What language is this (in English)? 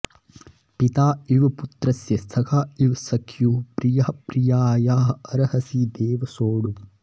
Sanskrit